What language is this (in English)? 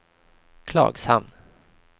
Swedish